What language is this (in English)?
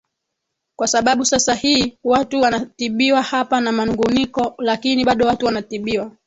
Swahili